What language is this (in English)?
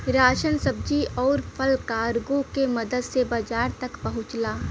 Bhojpuri